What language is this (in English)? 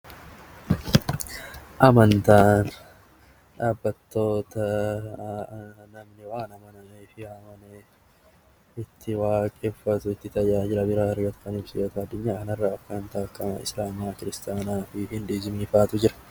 Oromo